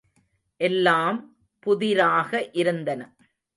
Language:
Tamil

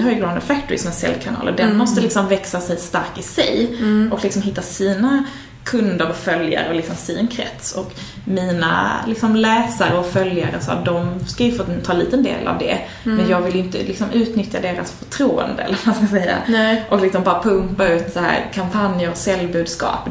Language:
Swedish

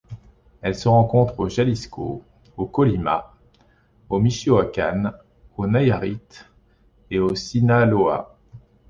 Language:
French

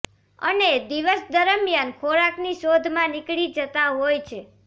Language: Gujarati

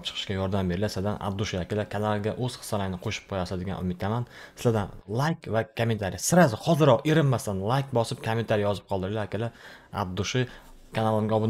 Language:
Turkish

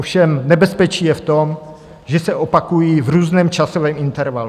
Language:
Czech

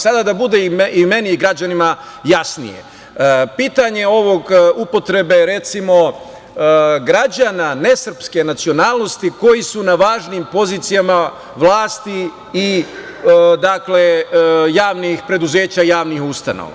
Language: Serbian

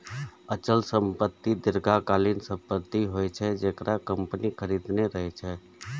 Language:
Maithili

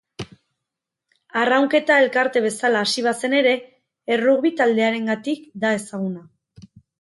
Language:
Basque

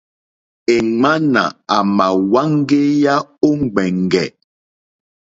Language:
Mokpwe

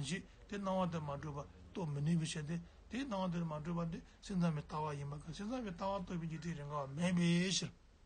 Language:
Turkish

